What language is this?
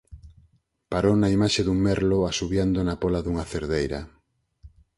Galician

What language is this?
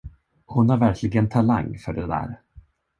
Swedish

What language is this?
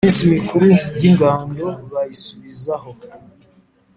Kinyarwanda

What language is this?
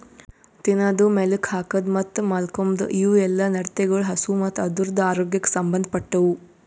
Kannada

